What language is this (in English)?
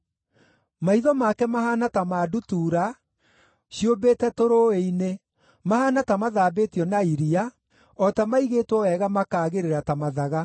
Kikuyu